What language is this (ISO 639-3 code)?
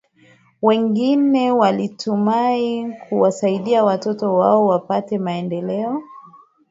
swa